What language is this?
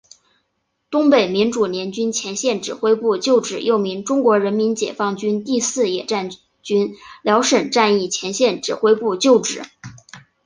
Chinese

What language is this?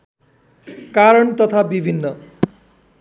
Nepali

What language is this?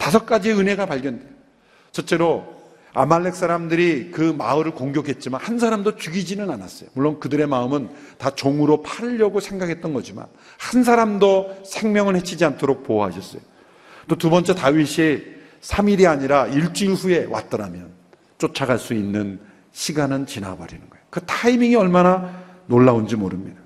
Korean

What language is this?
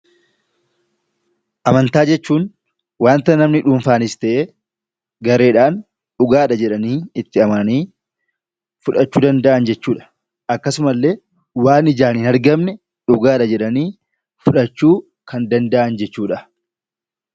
Oromo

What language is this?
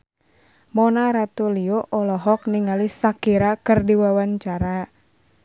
Sundanese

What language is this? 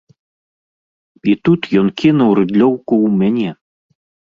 Belarusian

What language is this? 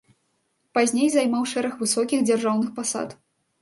Belarusian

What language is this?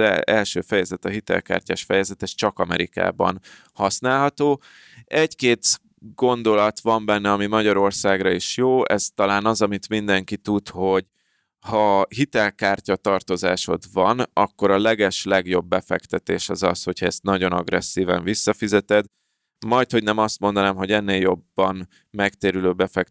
Hungarian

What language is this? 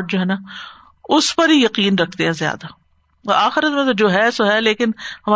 Urdu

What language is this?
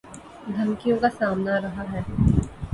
Urdu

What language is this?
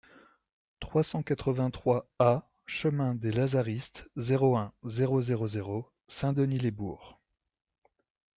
French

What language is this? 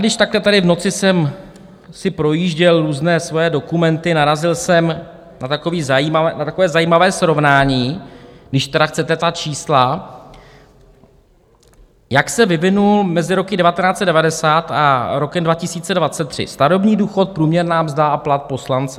Czech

